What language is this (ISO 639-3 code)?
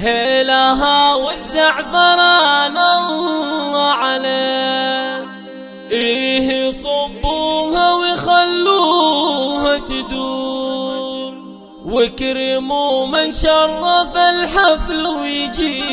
ara